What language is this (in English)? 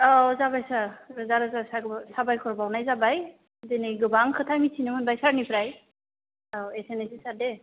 Bodo